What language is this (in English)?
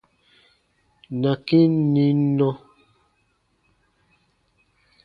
Baatonum